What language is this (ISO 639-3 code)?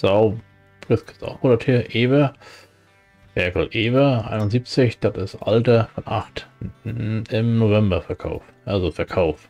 deu